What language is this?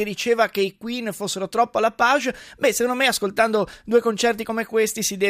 Italian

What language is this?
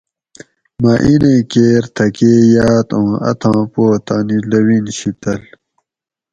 Gawri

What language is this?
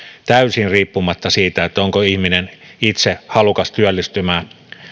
Finnish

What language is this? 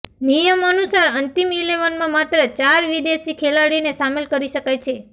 Gujarati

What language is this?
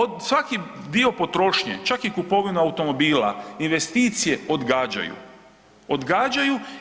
Croatian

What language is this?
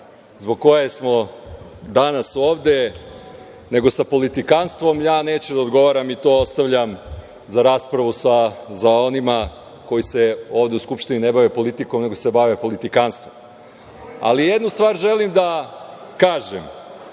Serbian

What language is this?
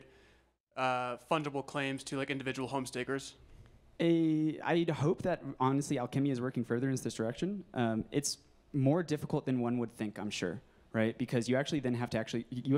English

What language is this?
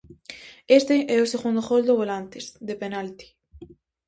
Galician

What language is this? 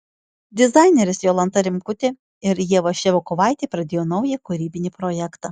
Lithuanian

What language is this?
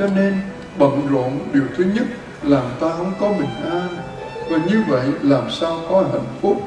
Vietnamese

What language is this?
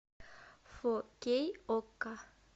Russian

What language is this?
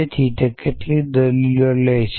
Gujarati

